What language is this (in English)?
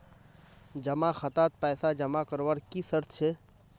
Magahi